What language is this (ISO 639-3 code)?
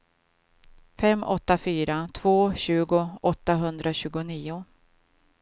swe